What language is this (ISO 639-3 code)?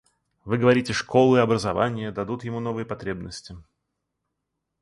rus